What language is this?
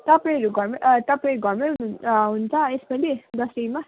Nepali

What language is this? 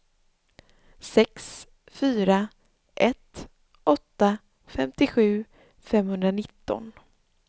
Swedish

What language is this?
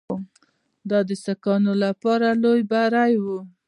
Pashto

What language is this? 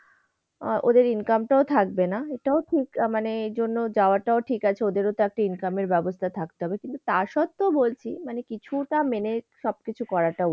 Bangla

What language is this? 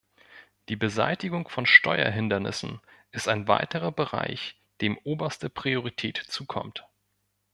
German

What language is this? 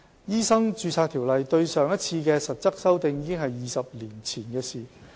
Cantonese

